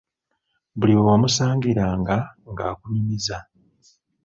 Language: Ganda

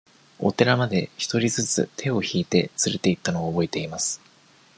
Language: Japanese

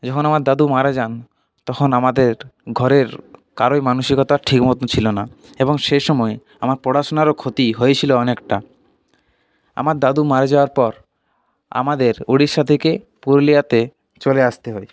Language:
Bangla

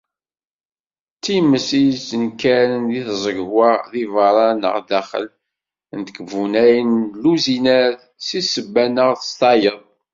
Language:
Kabyle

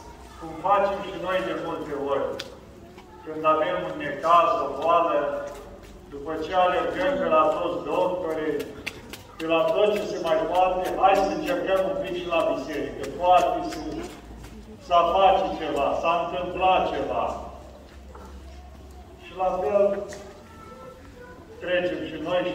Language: Romanian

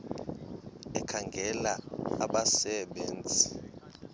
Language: Xhosa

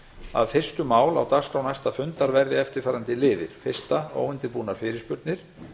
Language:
Icelandic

